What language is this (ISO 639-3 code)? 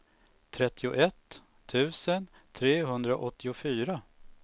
swe